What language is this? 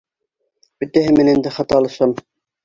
Bashkir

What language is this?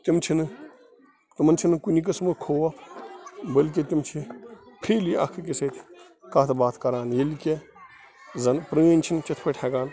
Kashmiri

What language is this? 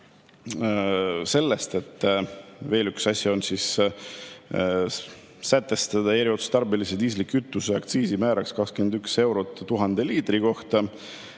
Estonian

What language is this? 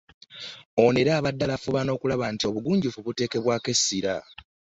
Ganda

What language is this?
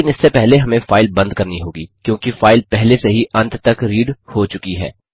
Hindi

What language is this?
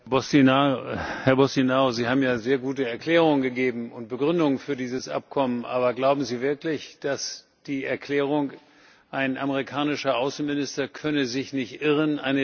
German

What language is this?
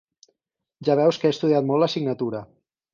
Catalan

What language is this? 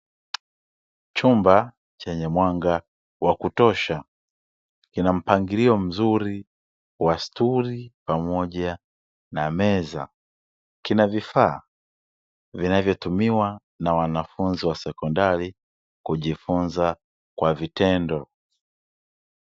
Swahili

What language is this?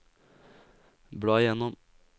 Norwegian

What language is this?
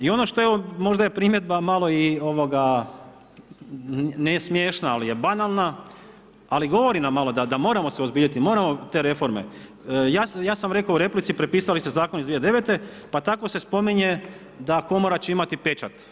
Croatian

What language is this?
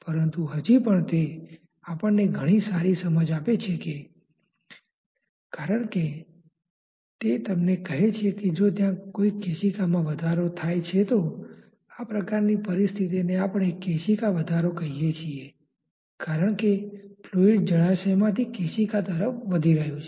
Gujarati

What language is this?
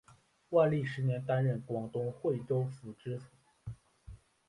Chinese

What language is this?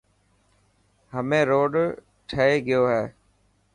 Dhatki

